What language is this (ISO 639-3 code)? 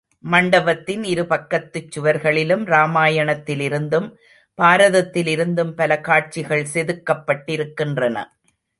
tam